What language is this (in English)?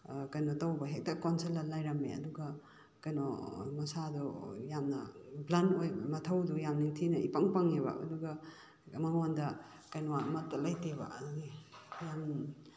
Manipuri